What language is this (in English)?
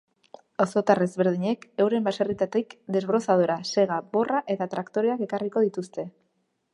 Basque